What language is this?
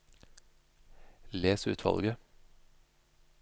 Norwegian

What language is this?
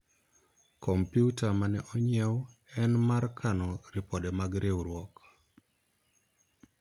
Luo (Kenya and Tanzania)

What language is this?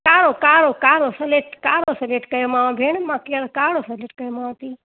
Sindhi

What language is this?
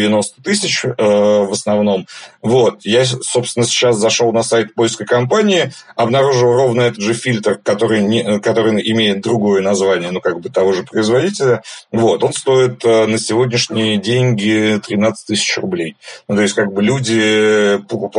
Russian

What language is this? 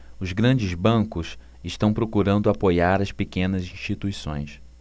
Portuguese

